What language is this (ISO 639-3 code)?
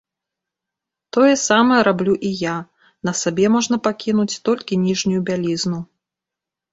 bel